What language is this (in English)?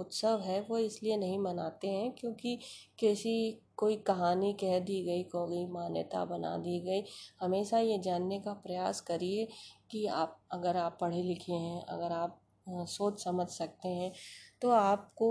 Hindi